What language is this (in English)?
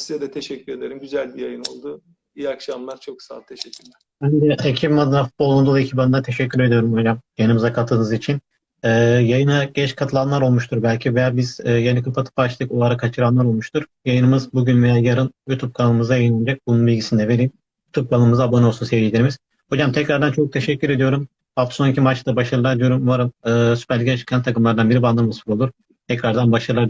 Turkish